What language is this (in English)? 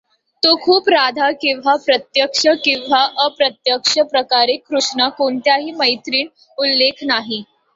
Marathi